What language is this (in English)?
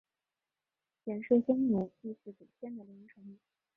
Chinese